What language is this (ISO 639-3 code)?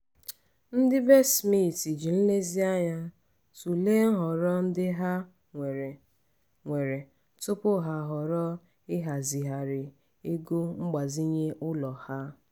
ibo